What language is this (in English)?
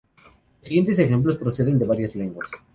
Spanish